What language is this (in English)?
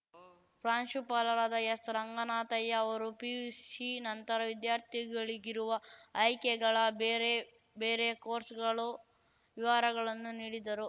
Kannada